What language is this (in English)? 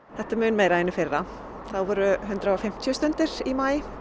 Icelandic